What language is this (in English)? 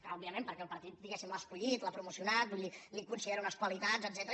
Catalan